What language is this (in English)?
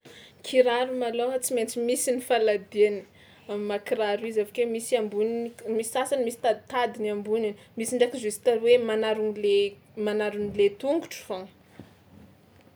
Tsimihety Malagasy